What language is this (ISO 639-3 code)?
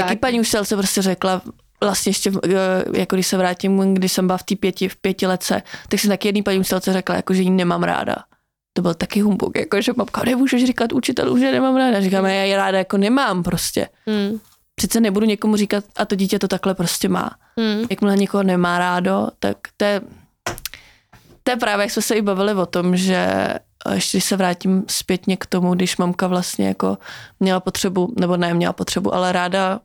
ces